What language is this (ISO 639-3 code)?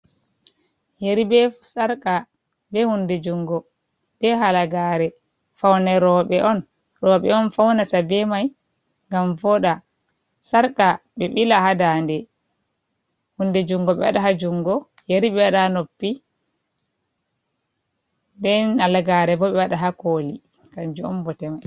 ful